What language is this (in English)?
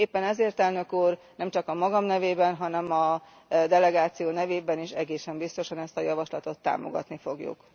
Hungarian